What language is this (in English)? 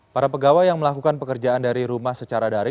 Indonesian